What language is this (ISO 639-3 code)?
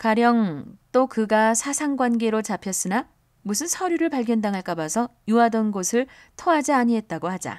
kor